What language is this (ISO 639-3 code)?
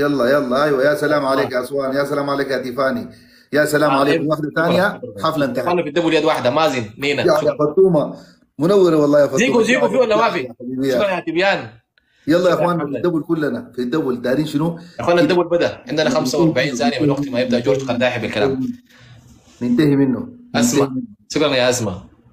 ara